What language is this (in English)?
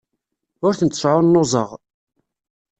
Kabyle